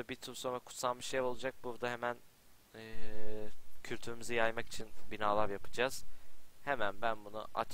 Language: Turkish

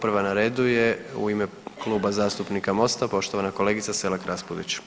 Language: Croatian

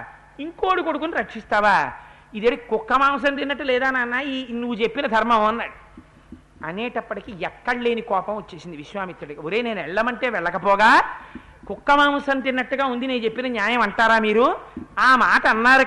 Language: Telugu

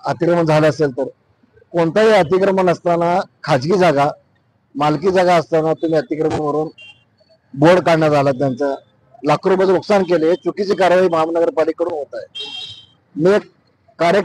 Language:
Marathi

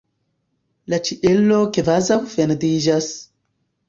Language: Esperanto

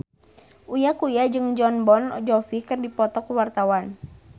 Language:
Sundanese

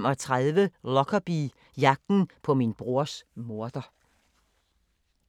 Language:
Danish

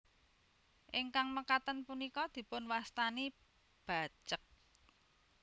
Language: Javanese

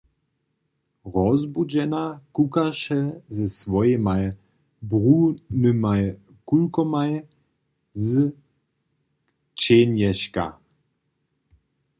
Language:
Upper Sorbian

